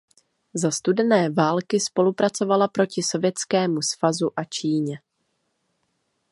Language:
Czech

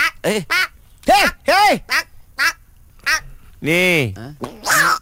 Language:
Malay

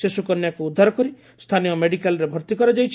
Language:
Odia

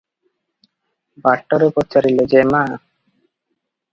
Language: Odia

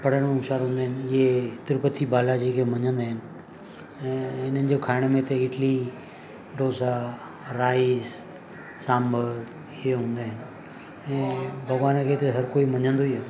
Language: Sindhi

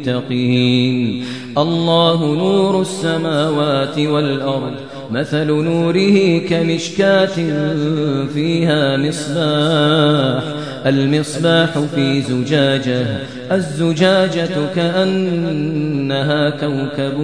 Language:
Arabic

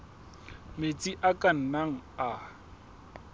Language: Southern Sotho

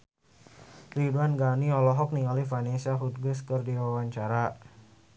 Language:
Sundanese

